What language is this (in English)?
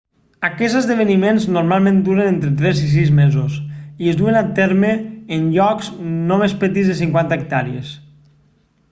Catalan